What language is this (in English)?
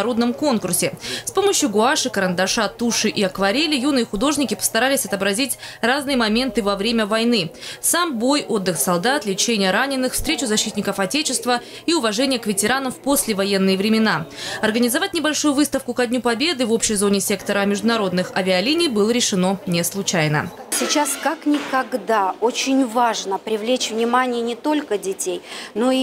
Russian